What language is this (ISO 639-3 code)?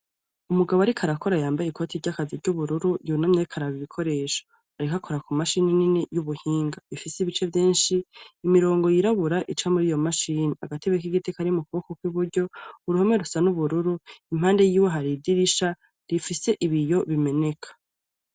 run